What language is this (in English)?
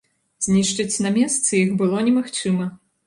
Belarusian